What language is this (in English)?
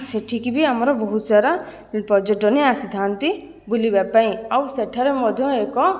Odia